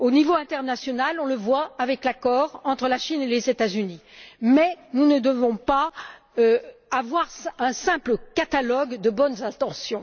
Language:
French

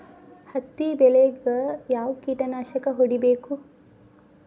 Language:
Kannada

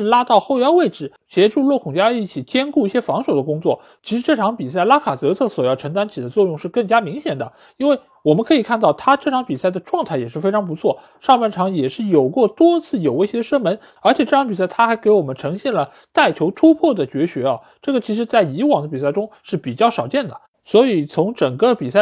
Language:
Chinese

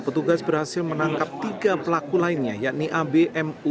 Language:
Indonesian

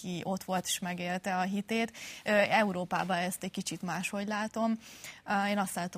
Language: Hungarian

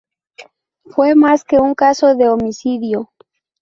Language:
Spanish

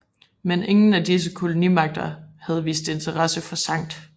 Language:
Danish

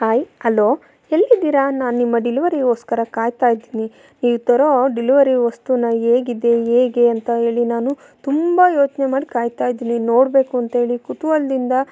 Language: Kannada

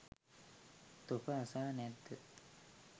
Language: Sinhala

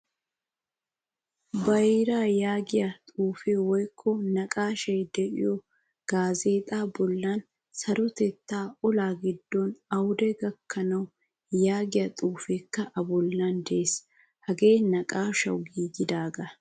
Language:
Wolaytta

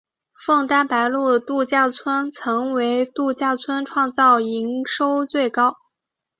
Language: Chinese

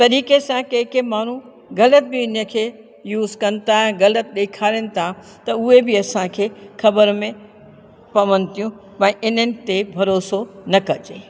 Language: Sindhi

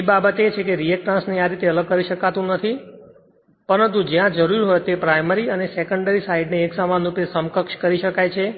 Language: Gujarati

